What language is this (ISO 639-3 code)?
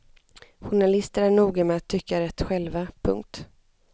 swe